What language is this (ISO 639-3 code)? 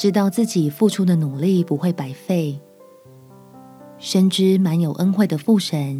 zho